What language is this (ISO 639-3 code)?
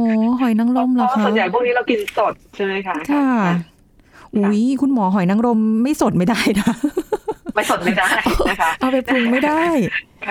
tha